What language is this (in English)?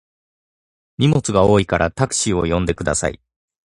Japanese